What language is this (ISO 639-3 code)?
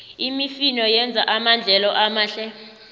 nbl